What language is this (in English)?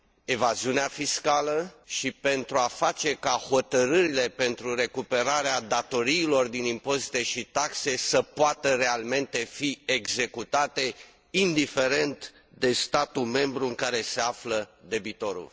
Romanian